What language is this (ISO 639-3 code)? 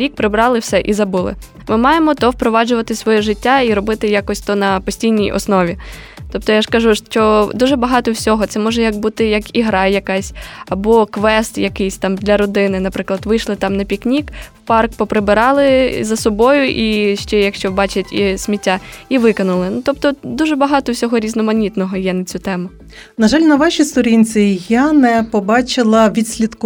ukr